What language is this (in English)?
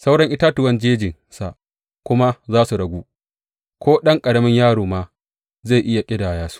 Hausa